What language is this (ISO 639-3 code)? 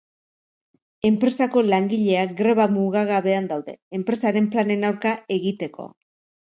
eus